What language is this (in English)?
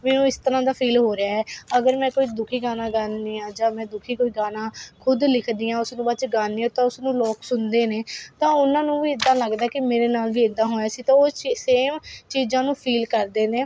Punjabi